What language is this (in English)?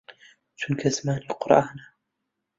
Central Kurdish